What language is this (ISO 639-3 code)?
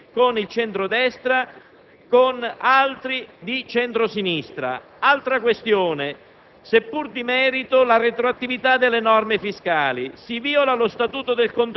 ita